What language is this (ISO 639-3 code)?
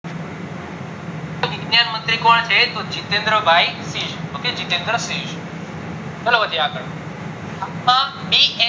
guj